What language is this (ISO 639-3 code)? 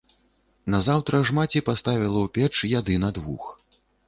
bel